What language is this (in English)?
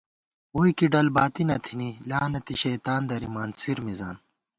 Gawar-Bati